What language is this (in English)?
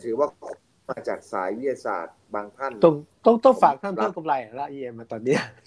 Thai